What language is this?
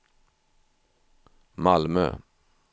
Swedish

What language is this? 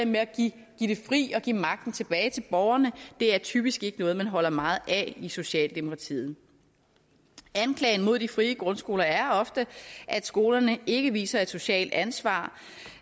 Danish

